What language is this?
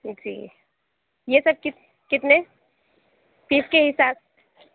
Urdu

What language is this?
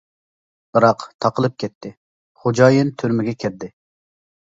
Uyghur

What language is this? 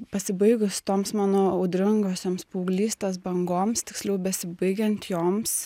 Lithuanian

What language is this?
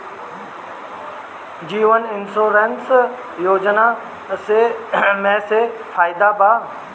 Bhojpuri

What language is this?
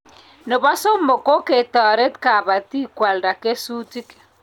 Kalenjin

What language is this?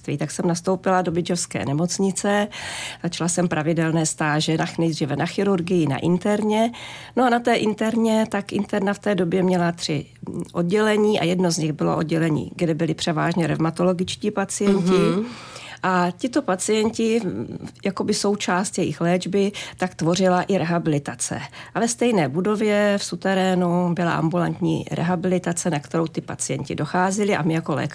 Czech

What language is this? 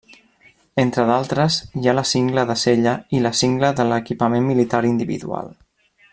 Catalan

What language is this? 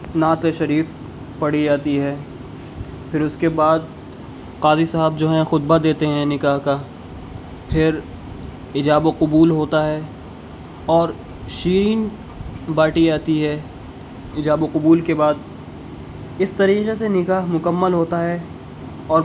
Urdu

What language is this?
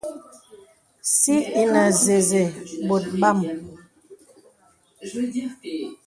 Bebele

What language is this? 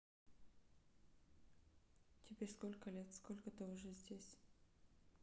Russian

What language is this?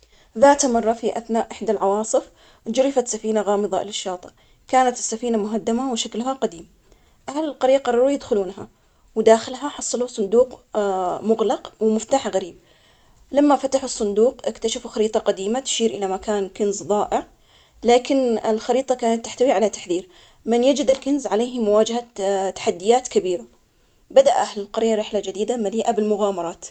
Omani Arabic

